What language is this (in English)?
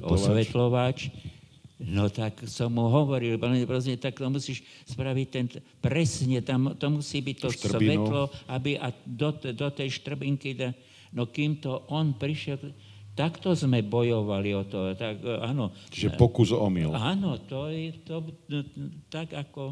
Slovak